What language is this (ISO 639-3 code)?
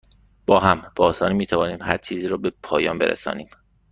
fas